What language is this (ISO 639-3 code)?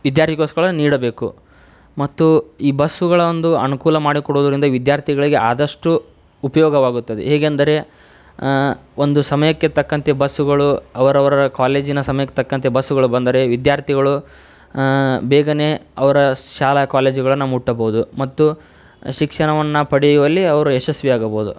kan